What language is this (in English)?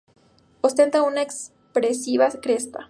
Spanish